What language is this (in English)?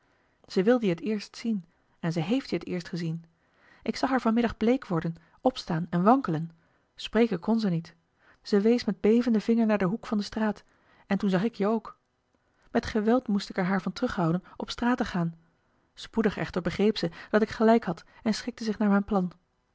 Dutch